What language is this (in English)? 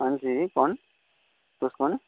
Dogri